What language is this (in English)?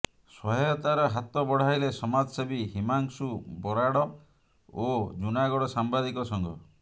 Odia